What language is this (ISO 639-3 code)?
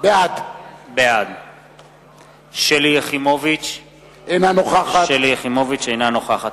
heb